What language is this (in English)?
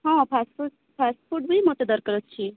Odia